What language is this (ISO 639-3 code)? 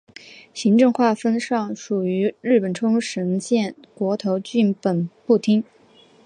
zho